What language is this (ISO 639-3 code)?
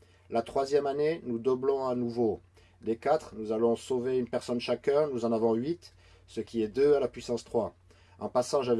fra